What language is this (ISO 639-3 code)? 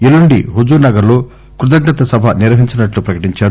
tel